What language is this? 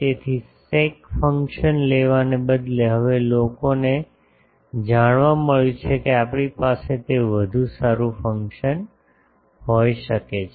Gujarati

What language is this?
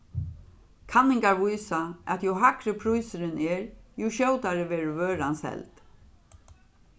Faroese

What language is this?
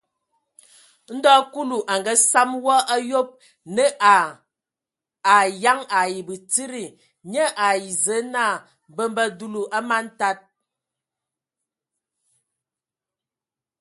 Ewondo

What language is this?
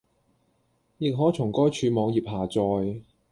Cantonese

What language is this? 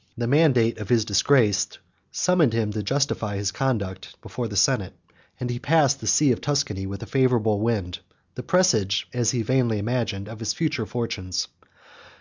English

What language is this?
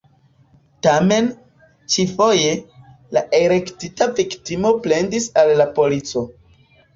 Esperanto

